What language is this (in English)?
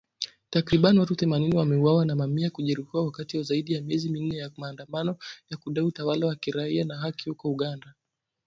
Swahili